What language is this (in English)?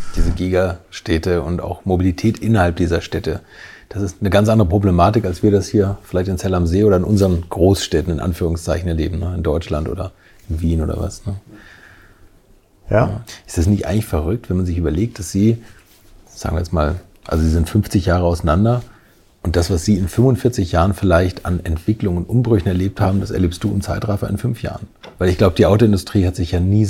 German